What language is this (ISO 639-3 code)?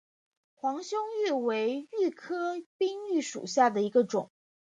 zho